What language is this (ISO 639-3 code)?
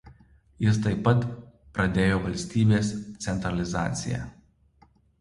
lit